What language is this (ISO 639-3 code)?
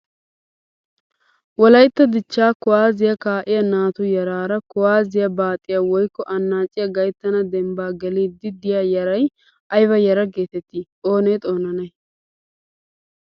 wal